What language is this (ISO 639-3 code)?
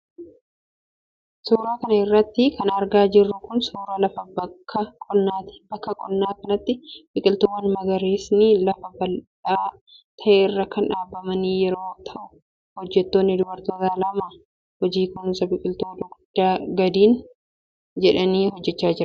orm